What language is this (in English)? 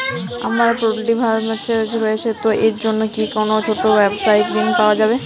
Bangla